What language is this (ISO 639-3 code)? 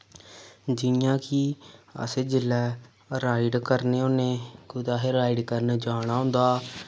doi